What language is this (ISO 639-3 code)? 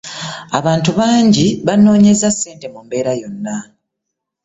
lug